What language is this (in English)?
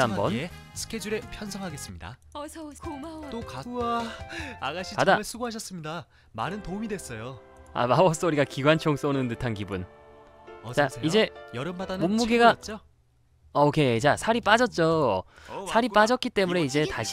Korean